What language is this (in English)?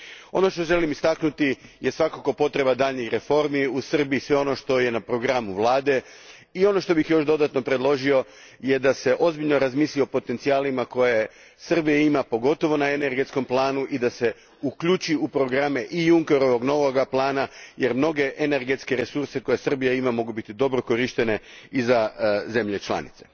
Croatian